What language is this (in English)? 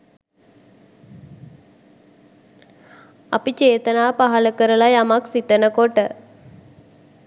Sinhala